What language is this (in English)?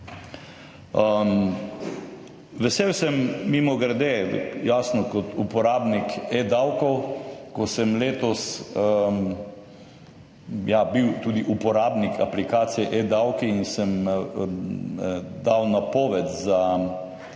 Slovenian